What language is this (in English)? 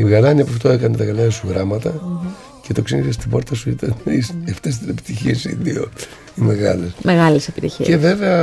Greek